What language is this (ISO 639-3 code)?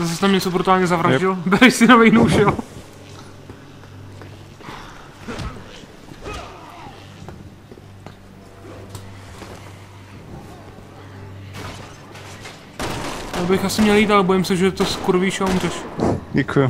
ces